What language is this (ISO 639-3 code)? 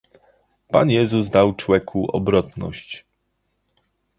pol